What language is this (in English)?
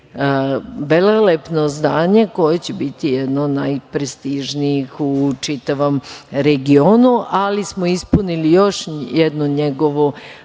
Serbian